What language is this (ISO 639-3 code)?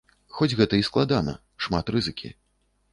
bel